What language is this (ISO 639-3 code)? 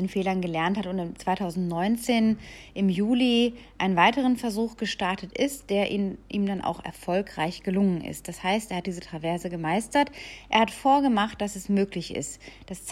deu